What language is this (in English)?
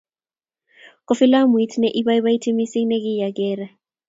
Kalenjin